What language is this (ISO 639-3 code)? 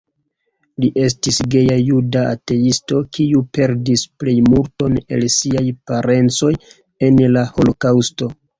epo